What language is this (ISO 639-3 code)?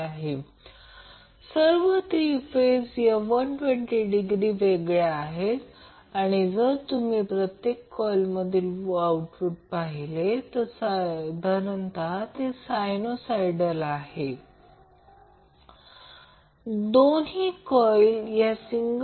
mar